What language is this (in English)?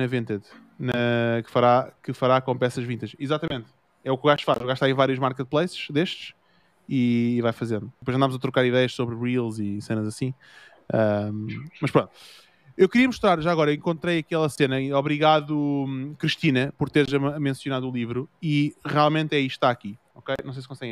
Portuguese